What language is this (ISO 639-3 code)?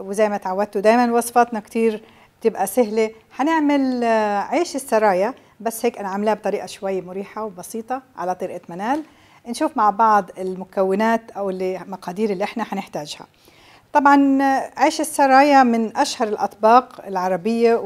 ara